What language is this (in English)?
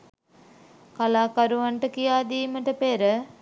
Sinhala